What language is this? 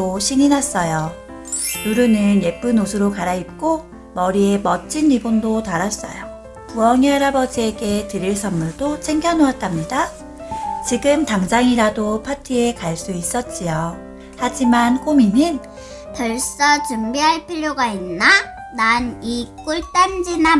Korean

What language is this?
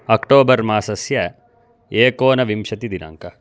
Sanskrit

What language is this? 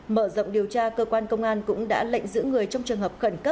Vietnamese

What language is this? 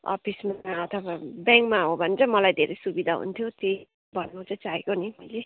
Nepali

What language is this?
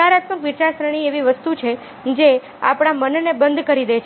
Gujarati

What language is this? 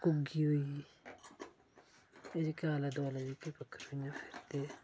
Dogri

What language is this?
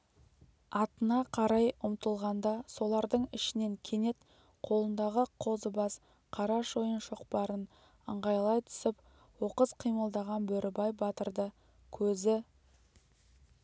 Kazakh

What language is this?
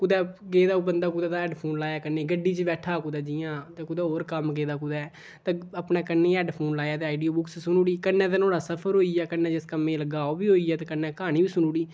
Dogri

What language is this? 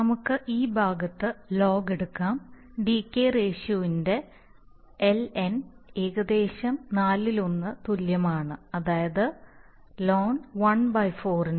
Malayalam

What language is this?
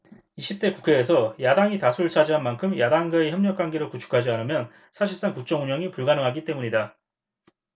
Korean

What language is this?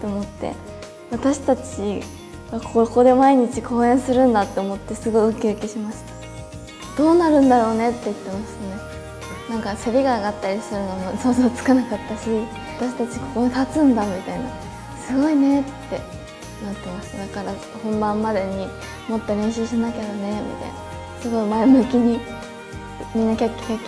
Japanese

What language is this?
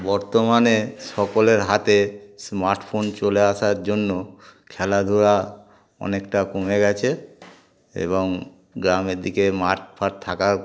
Bangla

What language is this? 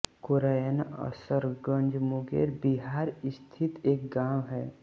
Hindi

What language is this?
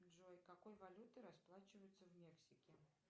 Russian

